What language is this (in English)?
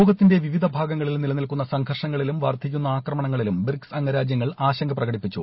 Malayalam